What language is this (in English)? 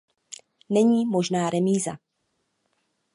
Czech